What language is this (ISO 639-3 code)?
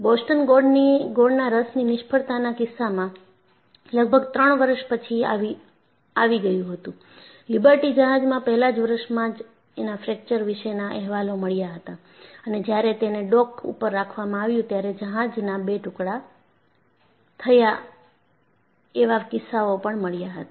guj